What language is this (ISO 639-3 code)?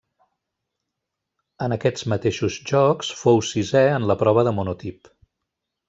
cat